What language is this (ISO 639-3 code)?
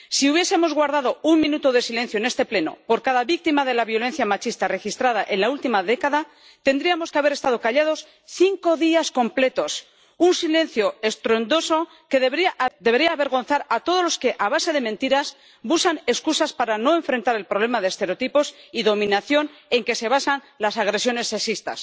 spa